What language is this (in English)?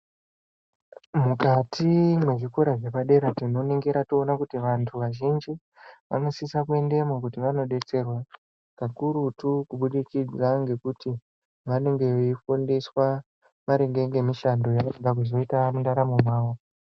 Ndau